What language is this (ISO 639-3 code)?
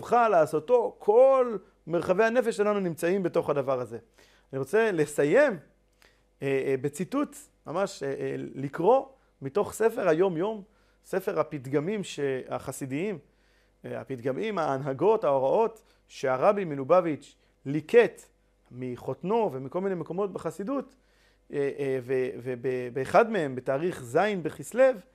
heb